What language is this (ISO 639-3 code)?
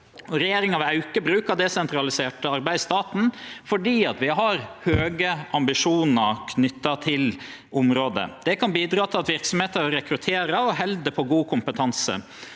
nor